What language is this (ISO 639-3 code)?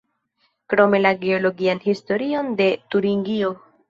epo